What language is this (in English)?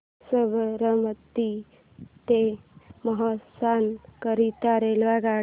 Marathi